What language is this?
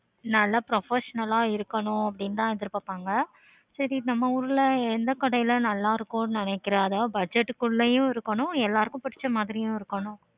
Tamil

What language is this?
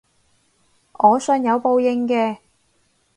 Cantonese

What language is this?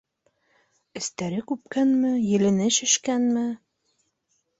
Bashkir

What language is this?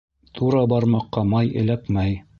Bashkir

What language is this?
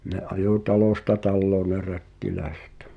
Finnish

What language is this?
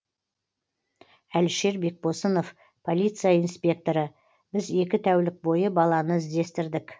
Kazakh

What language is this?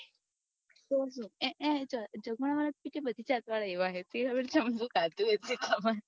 Gujarati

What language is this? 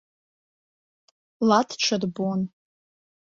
Abkhazian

